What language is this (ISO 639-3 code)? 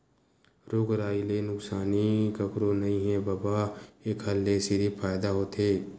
hne